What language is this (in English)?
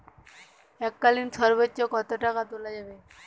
Bangla